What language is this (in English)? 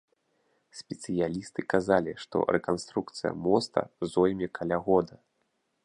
Belarusian